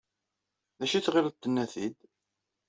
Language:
Kabyle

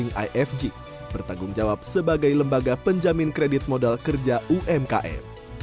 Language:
Indonesian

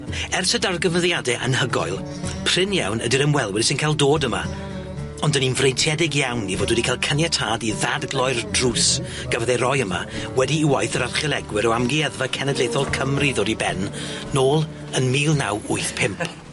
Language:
Welsh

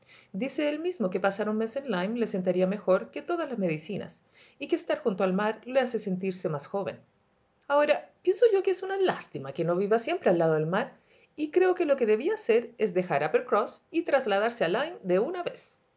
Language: Spanish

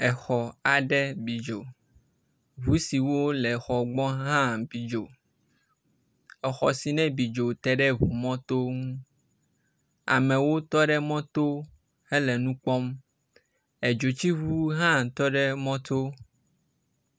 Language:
Ewe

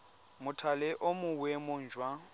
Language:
Tswana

